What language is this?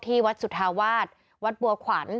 Thai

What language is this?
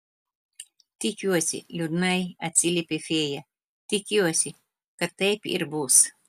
Lithuanian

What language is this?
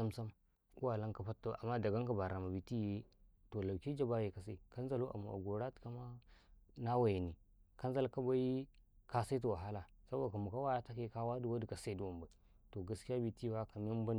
Karekare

